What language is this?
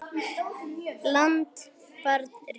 Icelandic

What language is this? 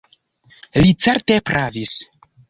Esperanto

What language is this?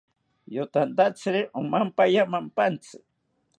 South Ucayali Ashéninka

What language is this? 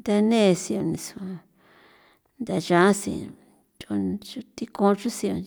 San Felipe Otlaltepec Popoloca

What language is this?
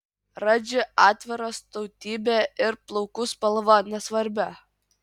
Lithuanian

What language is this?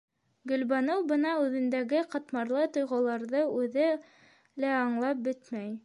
Bashkir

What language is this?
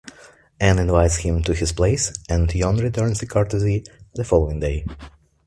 English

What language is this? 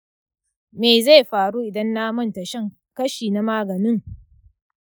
Hausa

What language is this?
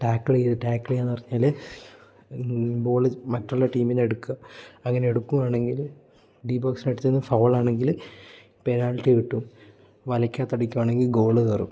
Malayalam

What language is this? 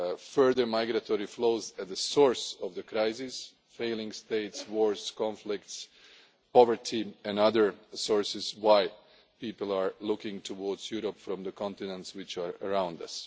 English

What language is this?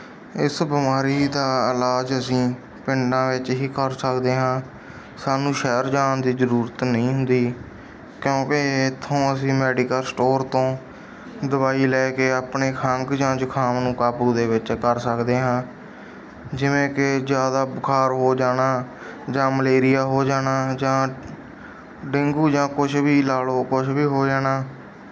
Punjabi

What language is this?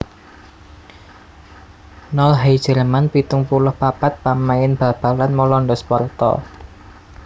Javanese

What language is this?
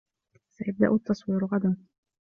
Arabic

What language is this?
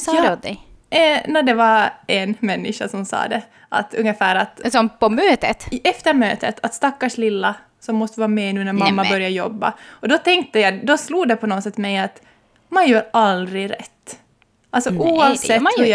Swedish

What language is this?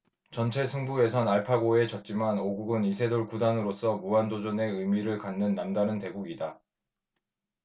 Korean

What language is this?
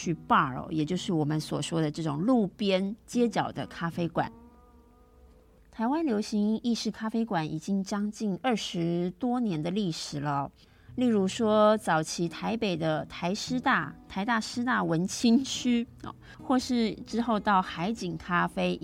Chinese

